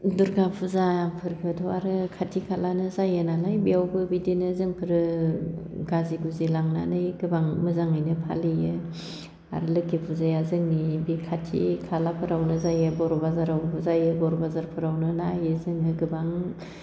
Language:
Bodo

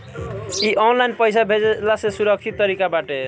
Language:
Bhojpuri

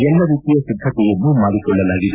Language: Kannada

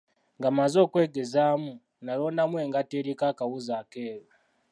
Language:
Ganda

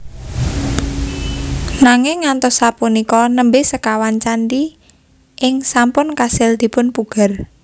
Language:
Javanese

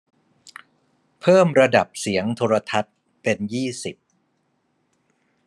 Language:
Thai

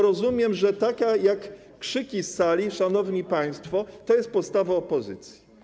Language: Polish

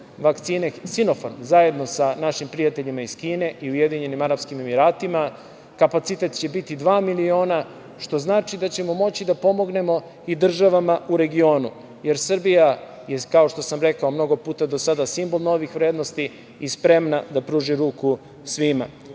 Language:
Serbian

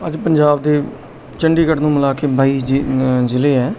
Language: Punjabi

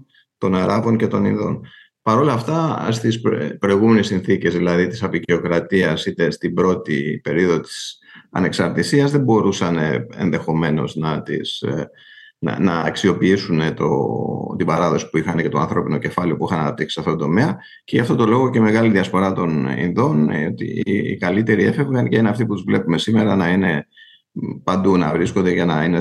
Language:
Greek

